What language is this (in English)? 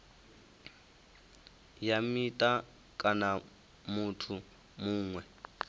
Venda